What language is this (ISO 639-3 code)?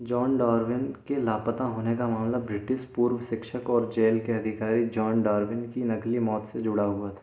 hin